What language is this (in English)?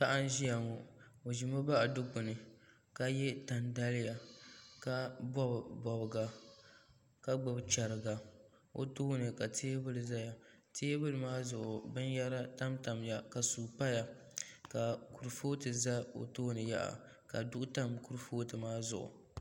Dagbani